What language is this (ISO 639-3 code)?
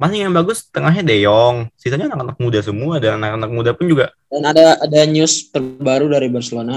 ind